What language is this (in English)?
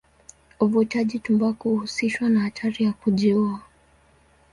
Swahili